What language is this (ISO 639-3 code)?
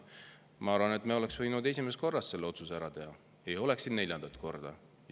est